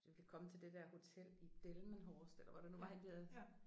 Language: Danish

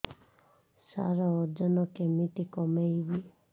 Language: Odia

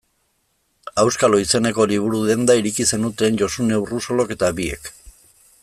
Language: Basque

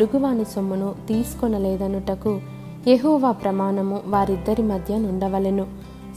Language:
Telugu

